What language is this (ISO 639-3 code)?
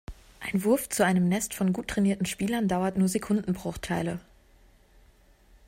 deu